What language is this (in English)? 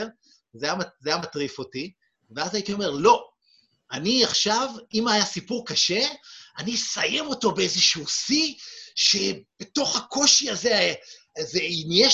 Hebrew